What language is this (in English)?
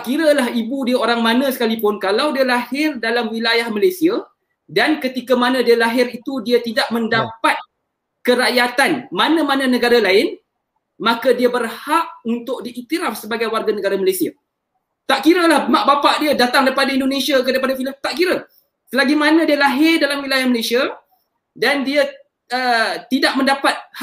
Malay